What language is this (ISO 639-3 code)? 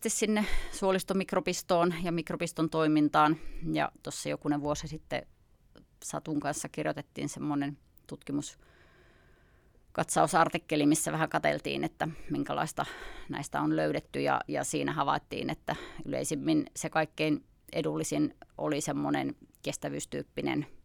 fin